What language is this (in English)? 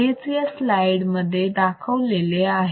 Marathi